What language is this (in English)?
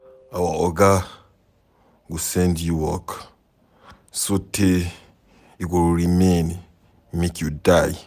Nigerian Pidgin